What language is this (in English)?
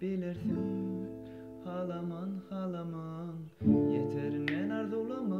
Turkish